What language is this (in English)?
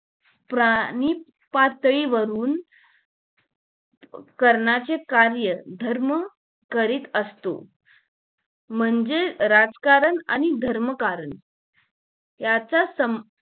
Marathi